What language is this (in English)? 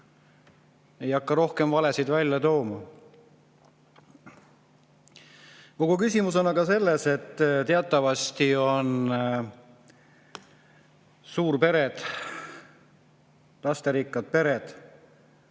Estonian